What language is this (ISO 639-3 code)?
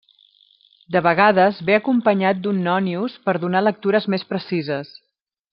cat